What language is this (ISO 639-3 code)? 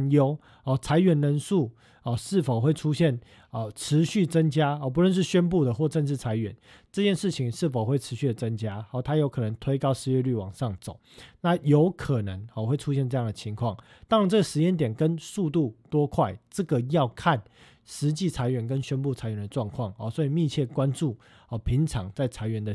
zho